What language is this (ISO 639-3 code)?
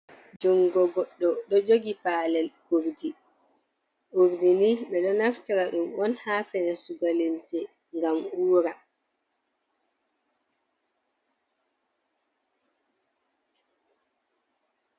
ful